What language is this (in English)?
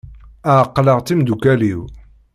Kabyle